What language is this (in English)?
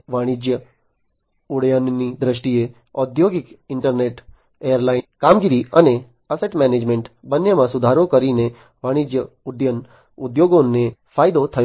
Gujarati